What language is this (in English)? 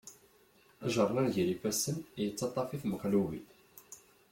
Kabyle